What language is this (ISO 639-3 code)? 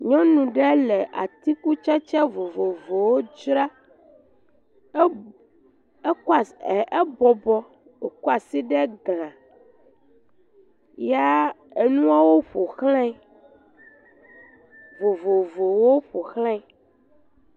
ewe